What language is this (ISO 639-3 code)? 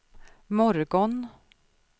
swe